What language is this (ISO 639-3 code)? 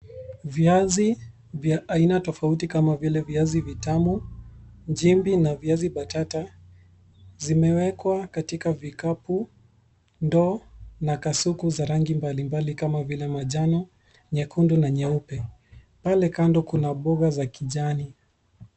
swa